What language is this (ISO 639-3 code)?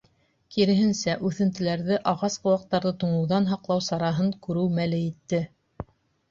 bak